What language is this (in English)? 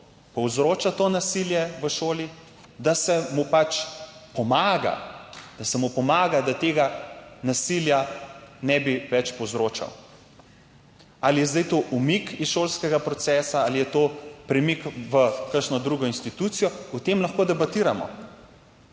Slovenian